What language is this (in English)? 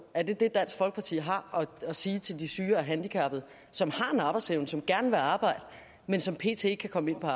Danish